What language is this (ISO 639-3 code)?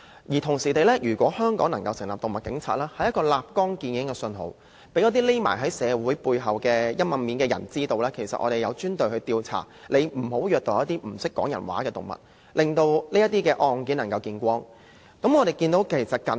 yue